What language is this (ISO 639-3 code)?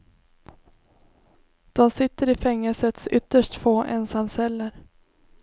swe